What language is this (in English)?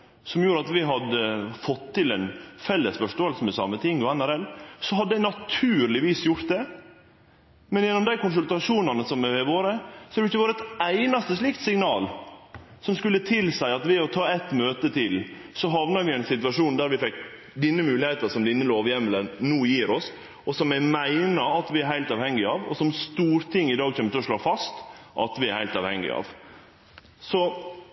Norwegian Nynorsk